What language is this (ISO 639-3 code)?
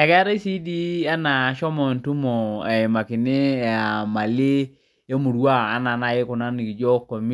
mas